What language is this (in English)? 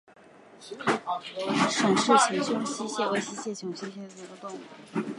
Chinese